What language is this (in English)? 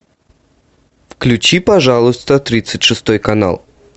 Russian